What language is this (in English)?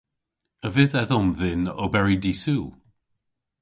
Cornish